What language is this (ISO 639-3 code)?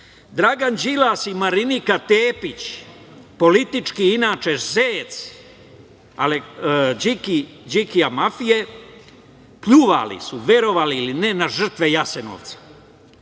srp